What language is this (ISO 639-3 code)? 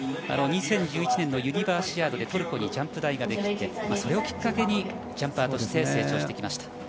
jpn